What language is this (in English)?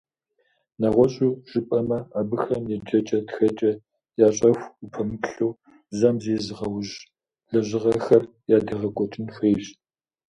Kabardian